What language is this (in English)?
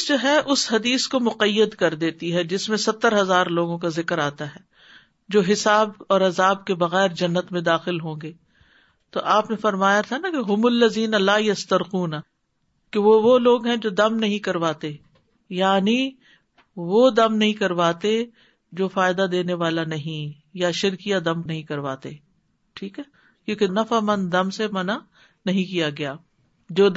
Urdu